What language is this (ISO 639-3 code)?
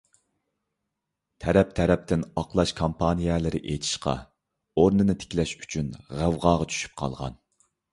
uig